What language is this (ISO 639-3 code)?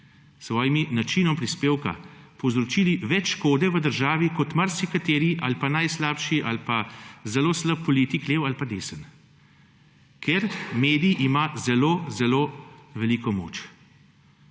slv